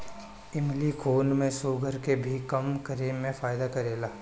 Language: Bhojpuri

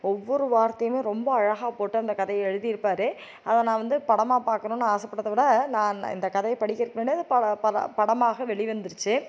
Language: Tamil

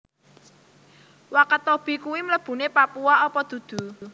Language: Javanese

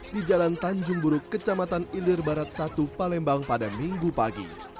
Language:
Indonesian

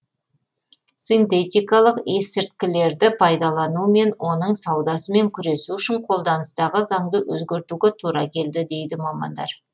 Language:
Kazakh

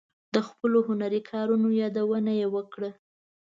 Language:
Pashto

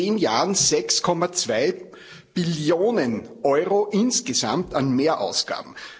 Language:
German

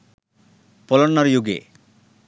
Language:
Sinhala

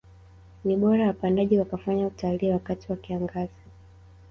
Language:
Swahili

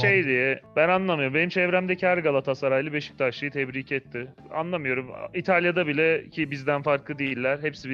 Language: Turkish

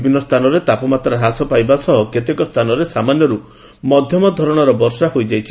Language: Odia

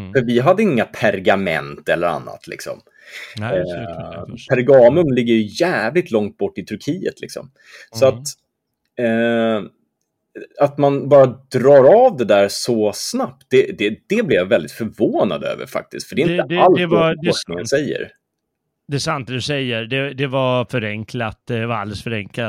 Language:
Swedish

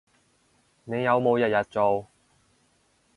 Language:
Cantonese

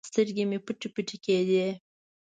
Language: Pashto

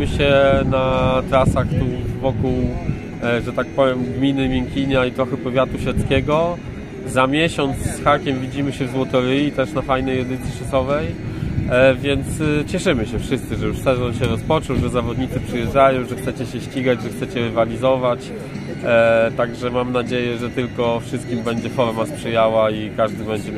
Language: Polish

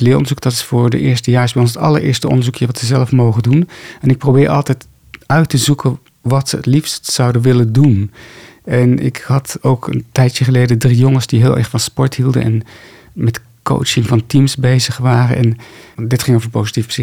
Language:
Dutch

